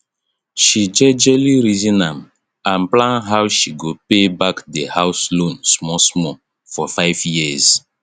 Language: Nigerian Pidgin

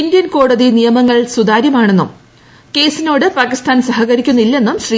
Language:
Malayalam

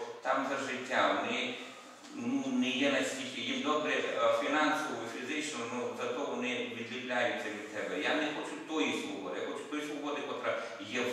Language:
Ukrainian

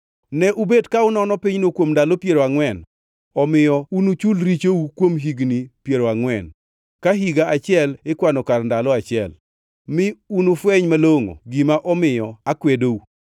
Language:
Luo (Kenya and Tanzania)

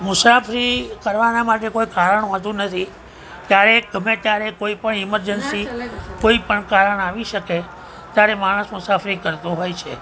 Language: Gujarati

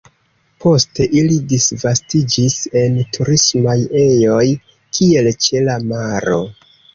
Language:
Esperanto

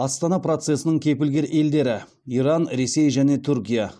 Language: Kazakh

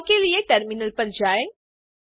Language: Hindi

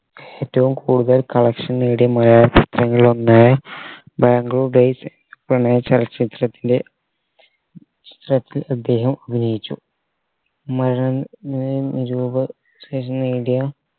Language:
Malayalam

